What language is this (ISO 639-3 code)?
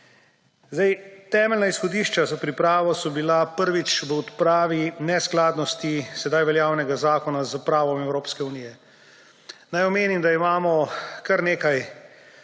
slv